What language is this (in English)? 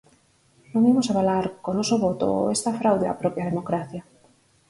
Galician